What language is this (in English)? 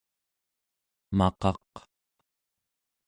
Central Yupik